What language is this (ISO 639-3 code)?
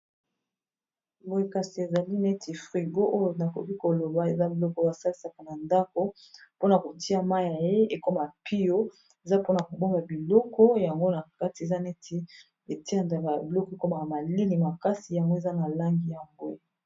lin